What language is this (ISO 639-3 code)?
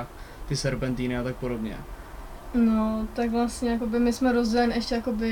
ces